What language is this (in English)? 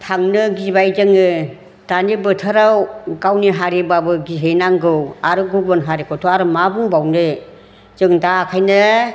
Bodo